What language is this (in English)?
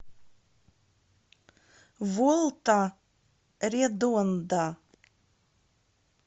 Russian